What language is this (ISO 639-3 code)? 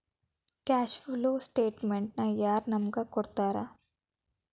kan